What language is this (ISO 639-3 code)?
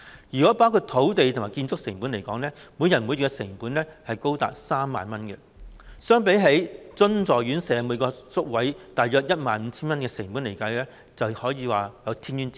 yue